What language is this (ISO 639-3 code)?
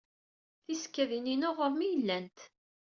kab